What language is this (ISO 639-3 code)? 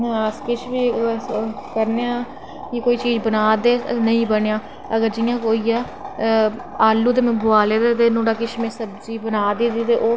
doi